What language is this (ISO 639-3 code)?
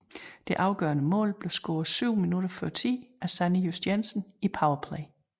dan